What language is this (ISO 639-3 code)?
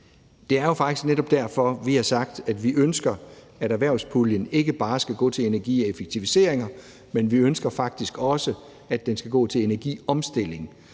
dan